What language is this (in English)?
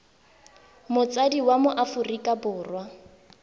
Tswana